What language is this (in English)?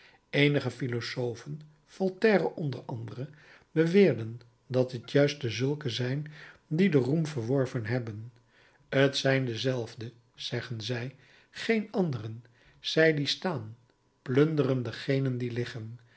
Dutch